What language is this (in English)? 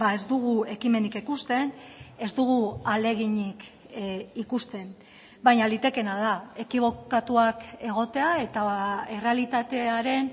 Basque